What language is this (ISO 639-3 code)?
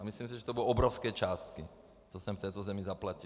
ces